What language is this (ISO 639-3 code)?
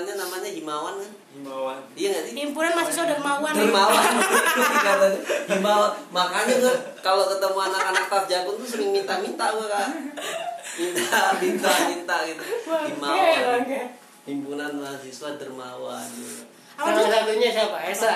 ind